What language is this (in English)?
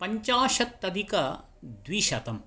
Sanskrit